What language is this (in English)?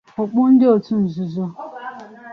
Igbo